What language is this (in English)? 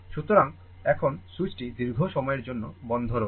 Bangla